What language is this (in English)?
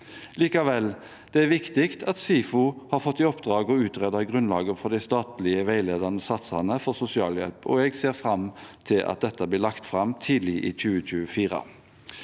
Norwegian